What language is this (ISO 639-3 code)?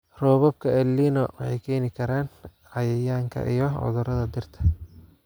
som